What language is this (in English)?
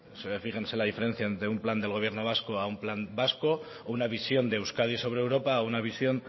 Spanish